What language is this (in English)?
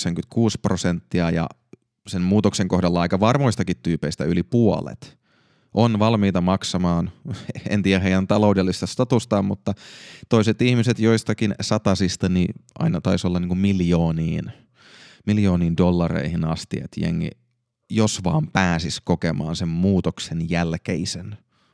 Finnish